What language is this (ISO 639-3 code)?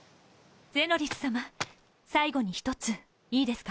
jpn